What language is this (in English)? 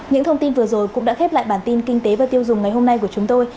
Vietnamese